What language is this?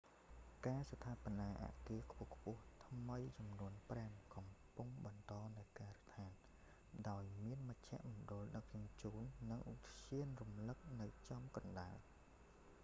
Khmer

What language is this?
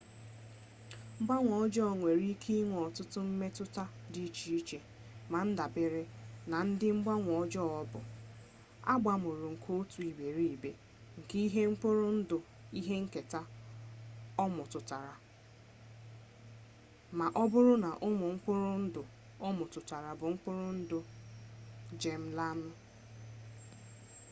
Igbo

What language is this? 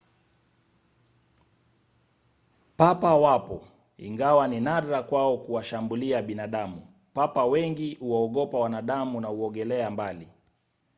Swahili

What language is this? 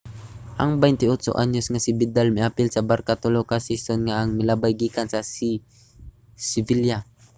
Cebuano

